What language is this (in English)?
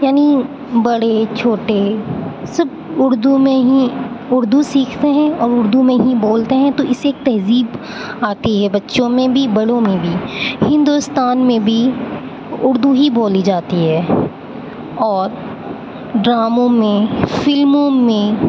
Urdu